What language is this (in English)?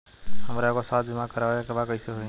Bhojpuri